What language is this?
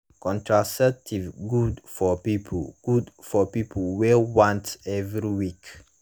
Nigerian Pidgin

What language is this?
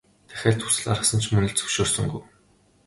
Mongolian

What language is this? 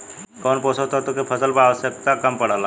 Bhojpuri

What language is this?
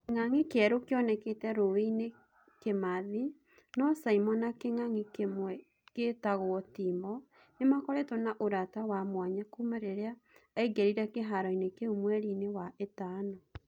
Kikuyu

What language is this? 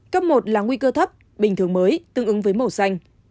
Vietnamese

